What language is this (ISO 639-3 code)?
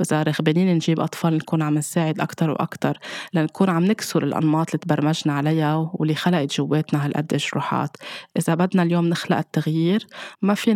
ara